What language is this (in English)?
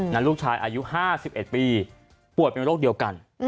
Thai